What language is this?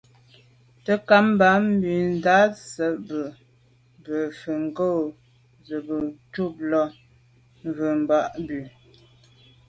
Medumba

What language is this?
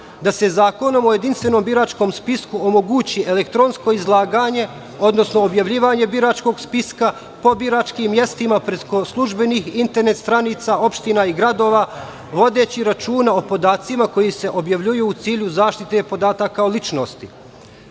Serbian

